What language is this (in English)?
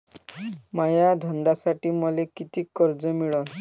Marathi